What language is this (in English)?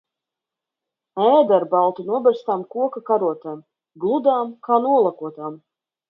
Latvian